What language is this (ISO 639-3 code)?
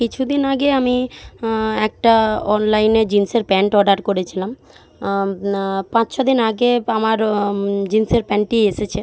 ben